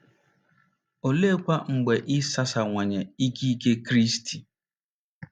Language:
Igbo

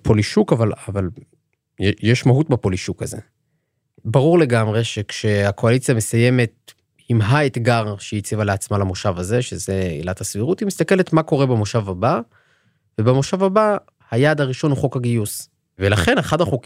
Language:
Hebrew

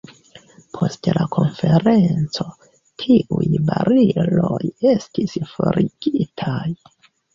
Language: Esperanto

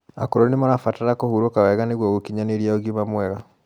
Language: Kikuyu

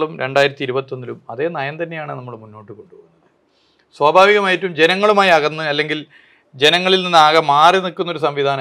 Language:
Malayalam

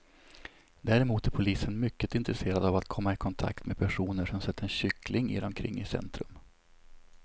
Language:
Swedish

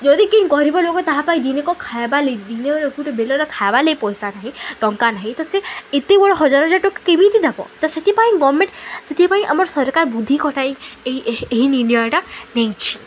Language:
Odia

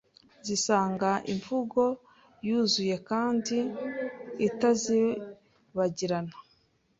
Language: Kinyarwanda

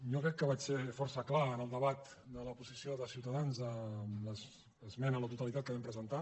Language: Catalan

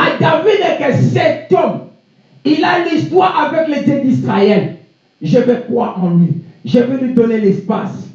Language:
French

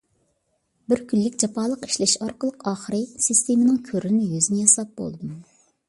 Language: Uyghur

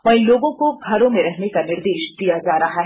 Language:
Hindi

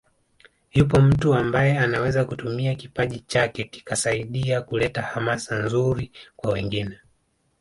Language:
Swahili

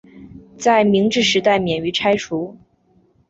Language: Chinese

